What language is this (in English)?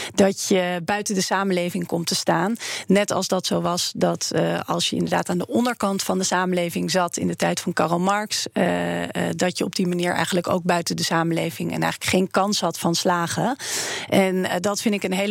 Dutch